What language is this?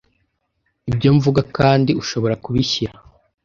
Kinyarwanda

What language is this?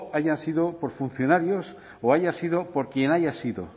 Spanish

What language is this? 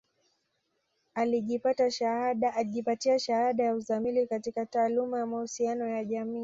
Swahili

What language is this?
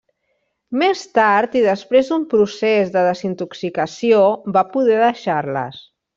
Catalan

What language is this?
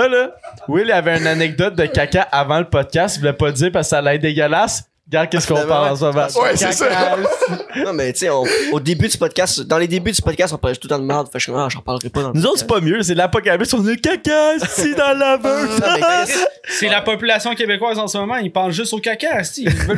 French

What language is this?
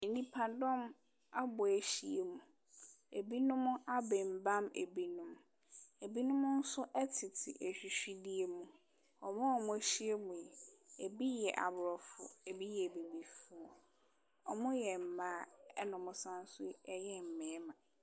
Akan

